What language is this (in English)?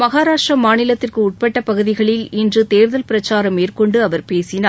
Tamil